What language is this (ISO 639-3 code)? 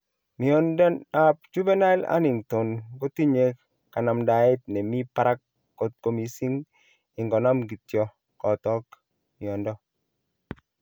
kln